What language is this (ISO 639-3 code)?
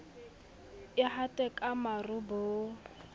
sot